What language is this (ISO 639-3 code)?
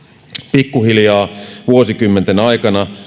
fin